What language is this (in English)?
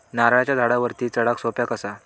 Marathi